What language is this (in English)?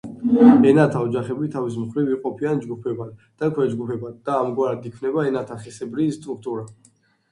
Georgian